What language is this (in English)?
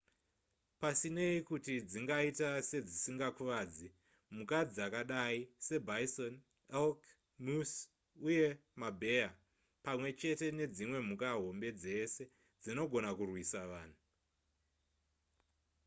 Shona